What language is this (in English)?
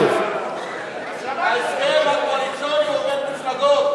Hebrew